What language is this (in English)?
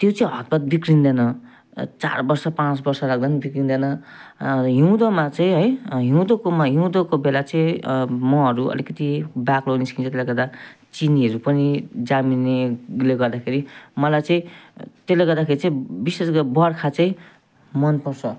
Nepali